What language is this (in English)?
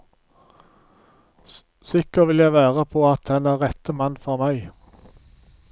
Norwegian